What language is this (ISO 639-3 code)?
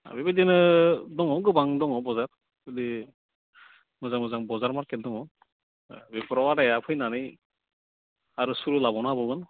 brx